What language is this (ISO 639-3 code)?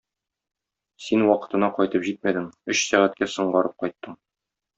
tat